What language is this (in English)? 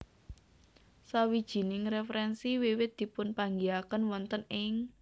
Javanese